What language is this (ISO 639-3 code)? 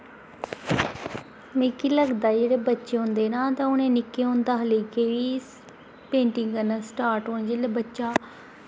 doi